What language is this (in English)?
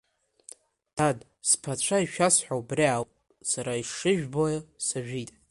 Abkhazian